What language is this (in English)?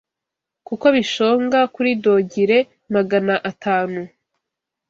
Kinyarwanda